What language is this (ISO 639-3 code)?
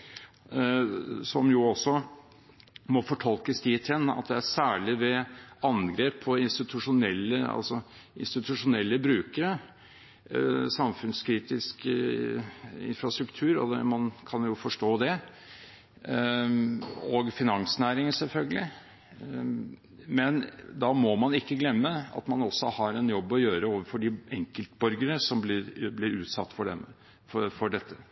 nob